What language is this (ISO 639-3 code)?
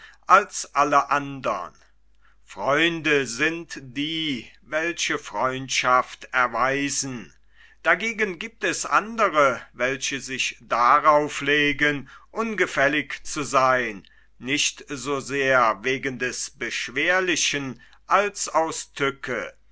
deu